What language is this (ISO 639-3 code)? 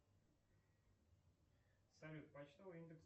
rus